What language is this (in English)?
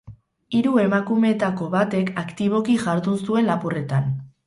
Basque